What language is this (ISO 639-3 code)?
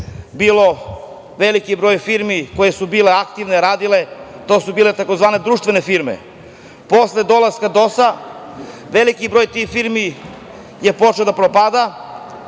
srp